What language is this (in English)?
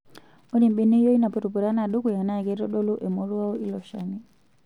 Masai